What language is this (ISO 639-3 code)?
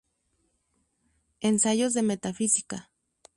spa